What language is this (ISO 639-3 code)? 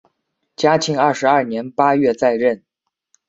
zho